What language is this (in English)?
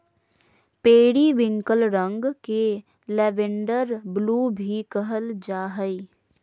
Magahi